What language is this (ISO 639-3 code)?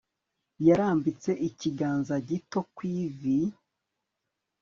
kin